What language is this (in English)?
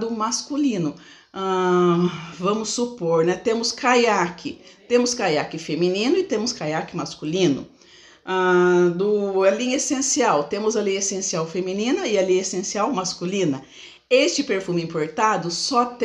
Portuguese